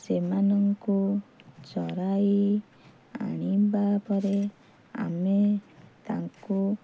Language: Odia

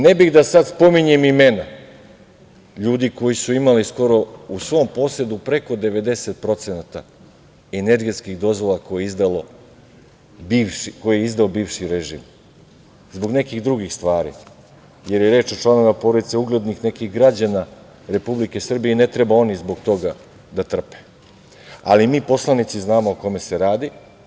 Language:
Serbian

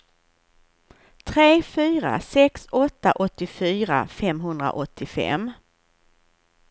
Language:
Swedish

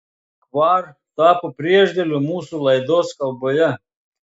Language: Lithuanian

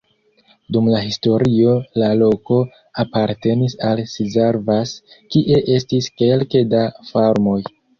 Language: Esperanto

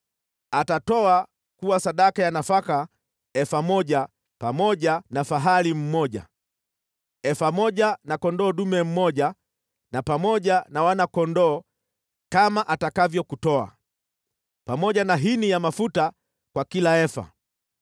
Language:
Swahili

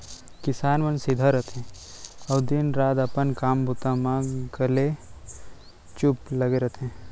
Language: Chhattisgarhi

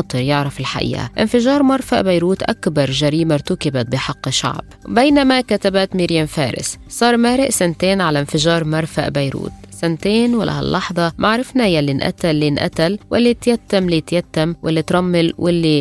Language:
Arabic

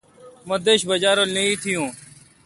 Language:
Kalkoti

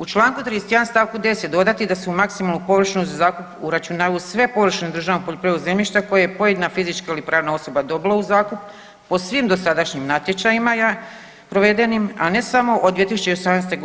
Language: Croatian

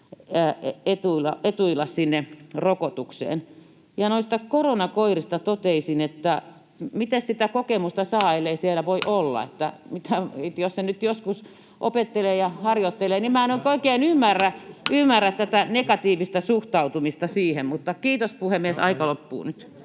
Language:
Finnish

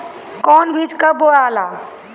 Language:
Bhojpuri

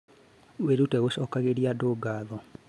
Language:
Kikuyu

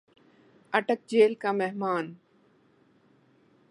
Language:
Urdu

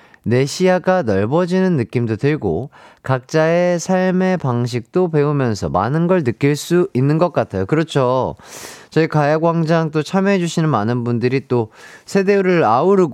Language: Korean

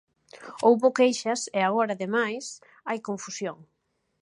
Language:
Galician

